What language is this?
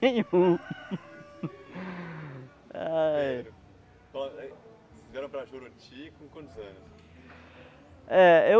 Portuguese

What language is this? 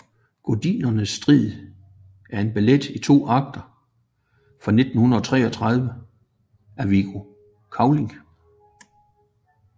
Danish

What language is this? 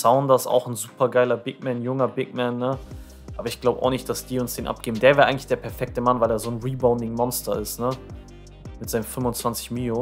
German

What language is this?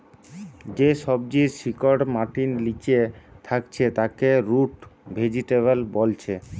Bangla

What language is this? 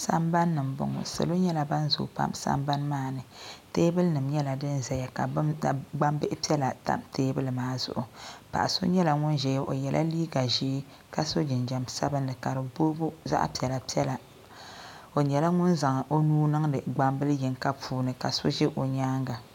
Dagbani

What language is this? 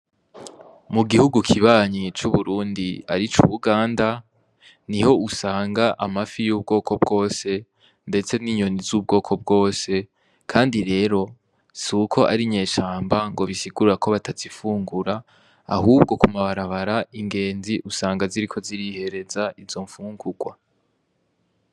Rundi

